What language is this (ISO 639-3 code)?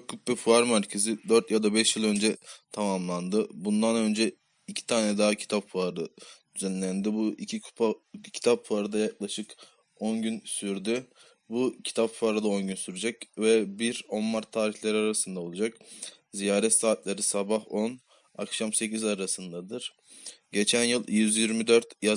tur